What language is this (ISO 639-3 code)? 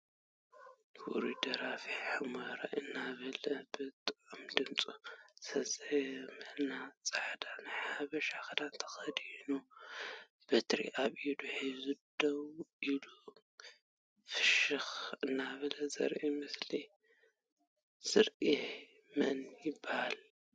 tir